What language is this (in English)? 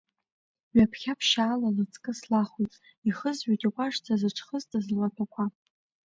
Abkhazian